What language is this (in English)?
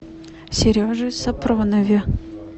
Russian